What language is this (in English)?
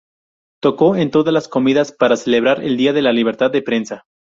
Spanish